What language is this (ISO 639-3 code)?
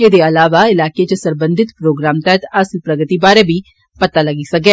doi